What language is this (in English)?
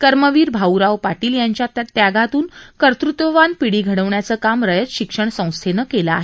Marathi